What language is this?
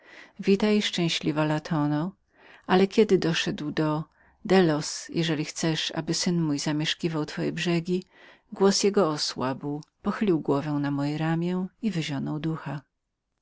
Polish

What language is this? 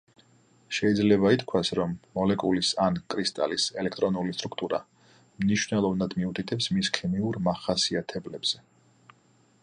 Georgian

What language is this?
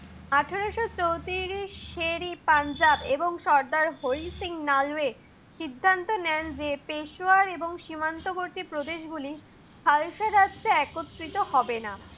Bangla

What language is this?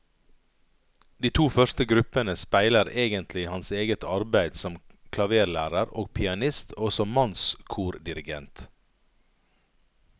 Norwegian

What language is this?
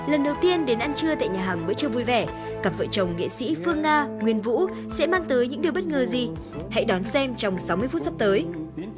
Vietnamese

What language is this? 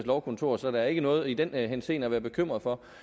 Danish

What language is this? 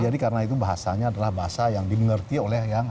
Indonesian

